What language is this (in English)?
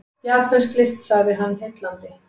Icelandic